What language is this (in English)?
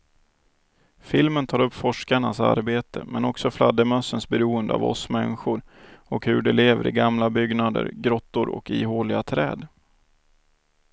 Swedish